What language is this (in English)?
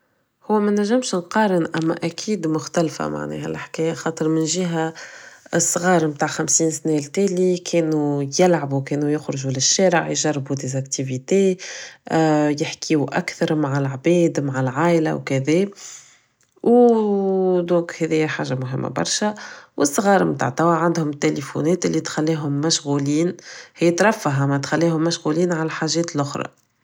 Tunisian Arabic